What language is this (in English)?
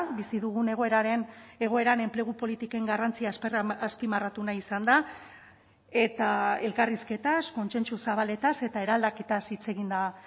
Basque